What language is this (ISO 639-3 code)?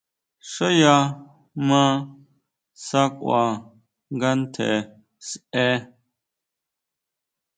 mau